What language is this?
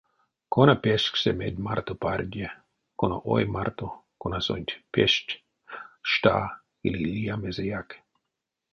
Erzya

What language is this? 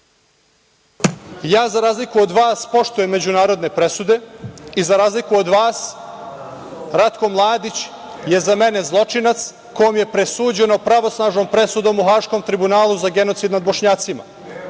Serbian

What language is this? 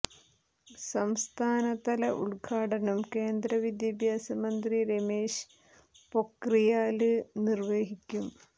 Malayalam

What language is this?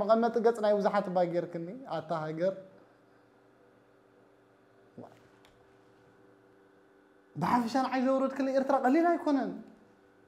Arabic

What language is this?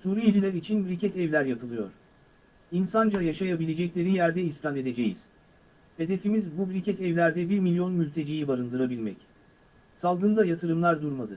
Turkish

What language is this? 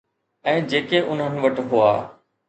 Sindhi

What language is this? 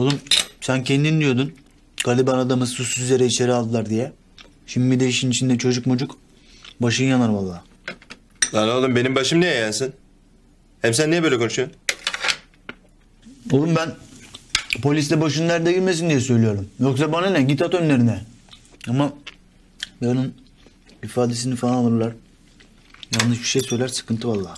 Turkish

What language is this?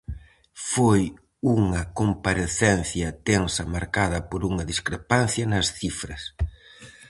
Galician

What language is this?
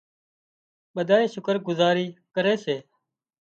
Wadiyara Koli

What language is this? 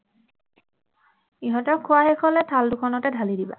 Assamese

